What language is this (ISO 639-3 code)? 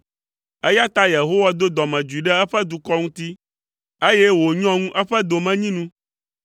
ewe